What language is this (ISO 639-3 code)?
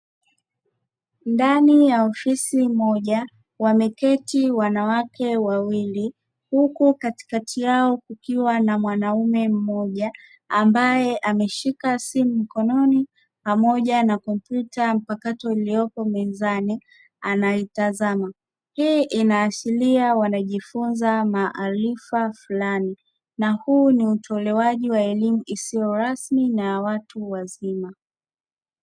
swa